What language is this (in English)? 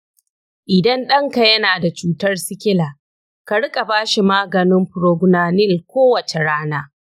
Hausa